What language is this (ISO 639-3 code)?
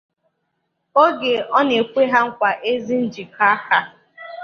ibo